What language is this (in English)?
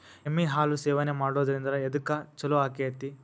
Kannada